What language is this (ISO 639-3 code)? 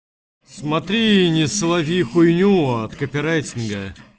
rus